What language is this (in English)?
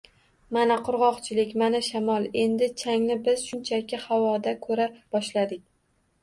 Uzbek